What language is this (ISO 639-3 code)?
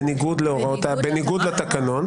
heb